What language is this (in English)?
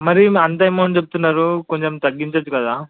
Telugu